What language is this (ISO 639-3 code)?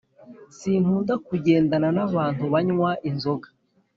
kin